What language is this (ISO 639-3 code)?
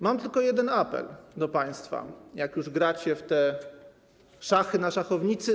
pol